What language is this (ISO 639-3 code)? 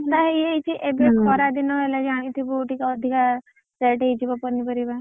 ori